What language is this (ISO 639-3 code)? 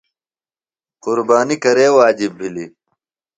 phl